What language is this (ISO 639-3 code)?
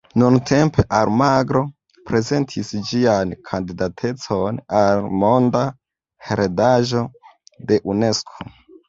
epo